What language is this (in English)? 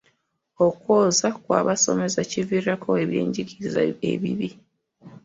Ganda